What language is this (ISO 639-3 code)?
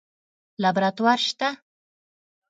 pus